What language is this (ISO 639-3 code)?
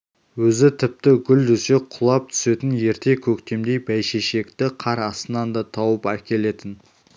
kaz